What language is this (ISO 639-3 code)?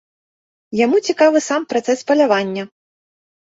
bel